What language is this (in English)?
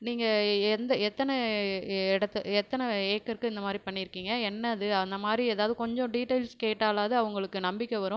Tamil